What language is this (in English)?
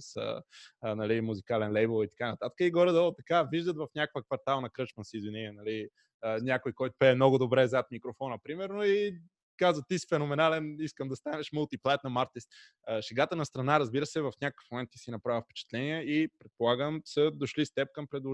Bulgarian